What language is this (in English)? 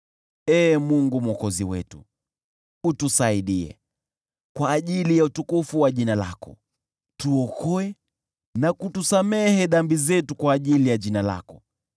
Swahili